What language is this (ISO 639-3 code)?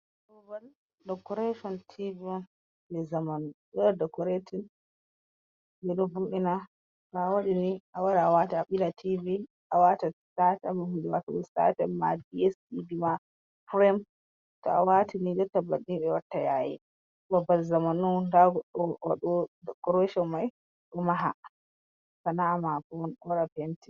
ful